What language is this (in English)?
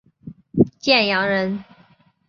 Chinese